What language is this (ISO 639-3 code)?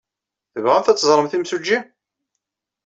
kab